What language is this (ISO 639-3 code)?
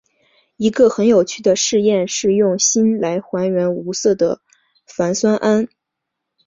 zho